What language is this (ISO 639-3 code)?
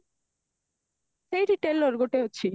ori